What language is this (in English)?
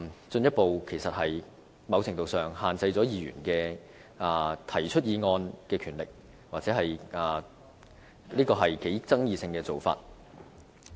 Cantonese